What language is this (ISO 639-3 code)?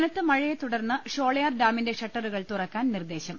mal